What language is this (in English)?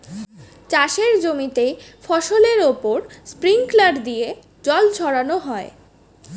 Bangla